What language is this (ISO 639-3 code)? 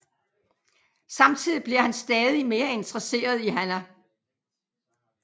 dan